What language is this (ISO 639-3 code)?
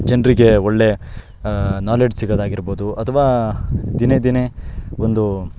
kan